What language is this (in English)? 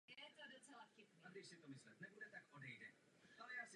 Czech